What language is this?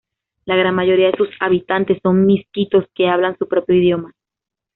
Spanish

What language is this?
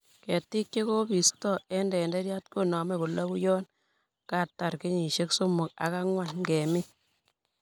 Kalenjin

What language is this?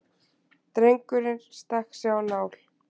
Icelandic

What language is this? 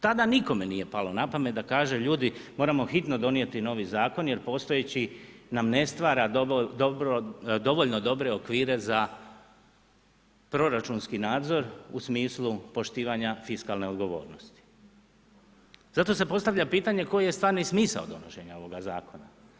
Croatian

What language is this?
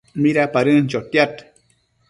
Matsés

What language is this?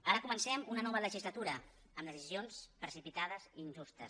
Catalan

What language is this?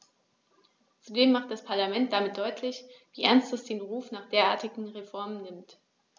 German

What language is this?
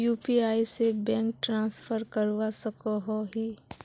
Magahi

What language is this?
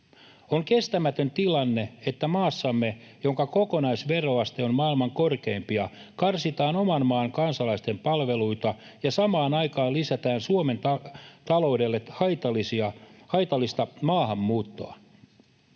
Finnish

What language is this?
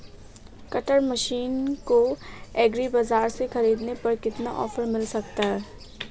Hindi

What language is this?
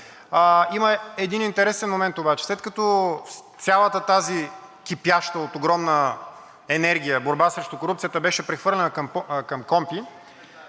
Bulgarian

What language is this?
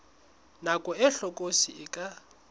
Southern Sotho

